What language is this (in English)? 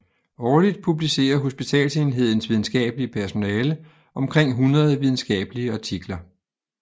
Danish